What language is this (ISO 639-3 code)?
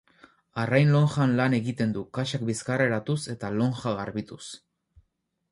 eus